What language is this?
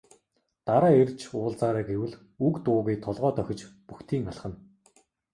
Mongolian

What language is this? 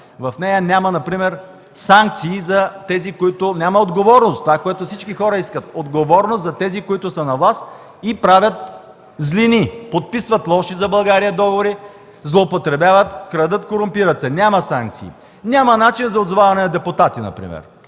Bulgarian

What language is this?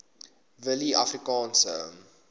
Afrikaans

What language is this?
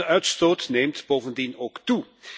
Dutch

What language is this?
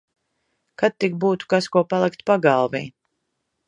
Latvian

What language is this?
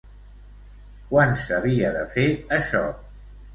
Catalan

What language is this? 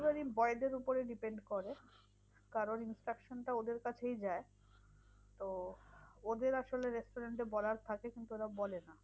Bangla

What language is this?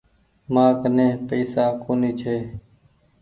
Goaria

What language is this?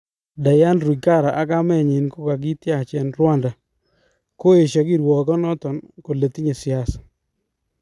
Kalenjin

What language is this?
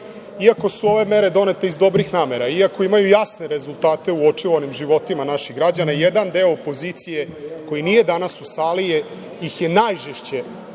Serbian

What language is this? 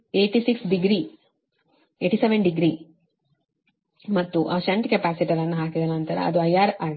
Kannada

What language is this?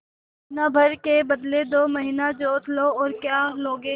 Hindi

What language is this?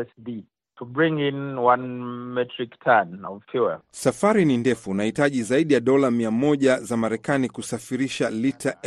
Swahili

